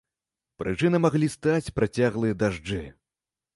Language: Belarusian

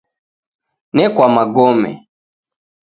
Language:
Taita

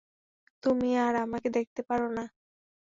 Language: Bangla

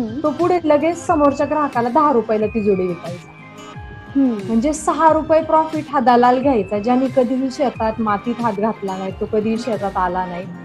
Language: Marathi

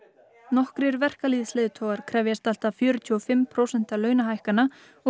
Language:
Icelandic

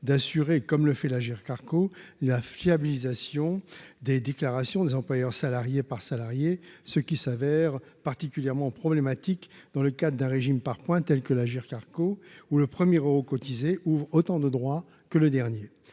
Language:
French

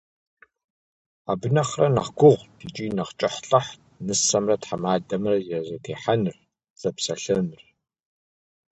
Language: Kabardian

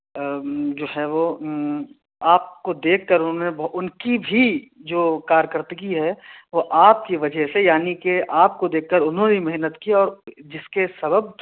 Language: Urdu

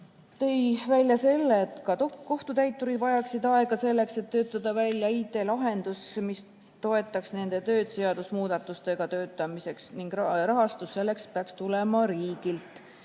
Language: Estonian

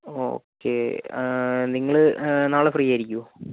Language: Malayalam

